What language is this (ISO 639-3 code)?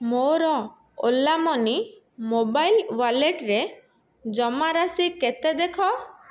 ori